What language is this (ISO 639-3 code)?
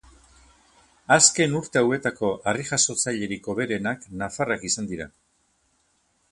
eus